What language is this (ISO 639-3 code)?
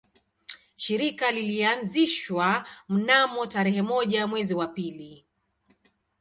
swa